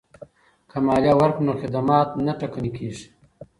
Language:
Pashto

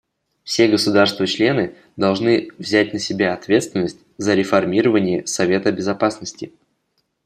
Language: Russian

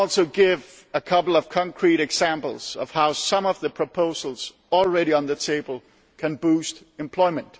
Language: English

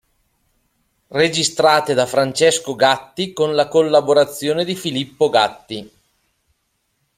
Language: Italian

